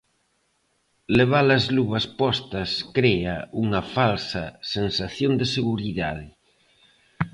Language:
Galician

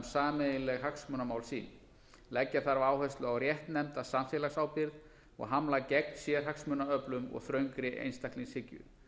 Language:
Icelandic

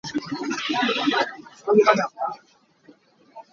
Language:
Hakha Chin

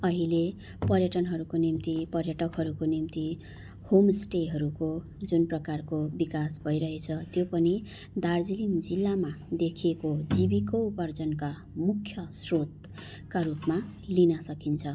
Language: Nepali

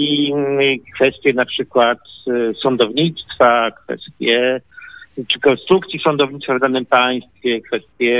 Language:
Polish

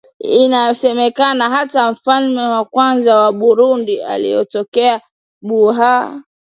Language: Swahili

